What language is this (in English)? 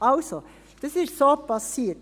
Swiss German